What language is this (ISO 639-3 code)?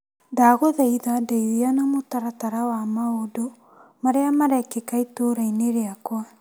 kik